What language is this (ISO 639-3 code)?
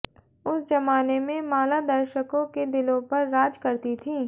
hin